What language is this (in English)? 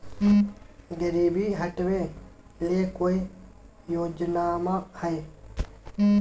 Magahi